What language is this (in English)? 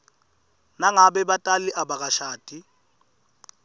Swati